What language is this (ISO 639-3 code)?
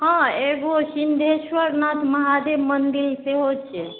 mai